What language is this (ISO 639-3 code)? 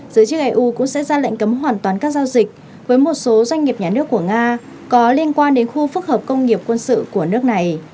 vie